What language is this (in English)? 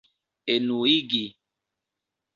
Esperanto